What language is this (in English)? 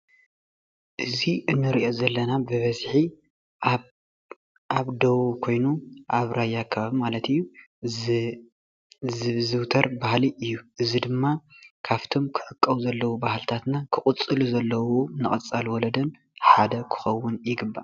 Tigrinya